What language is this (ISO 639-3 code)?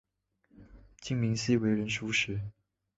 zho